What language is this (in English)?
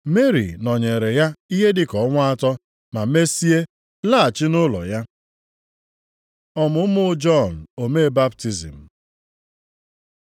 Igbo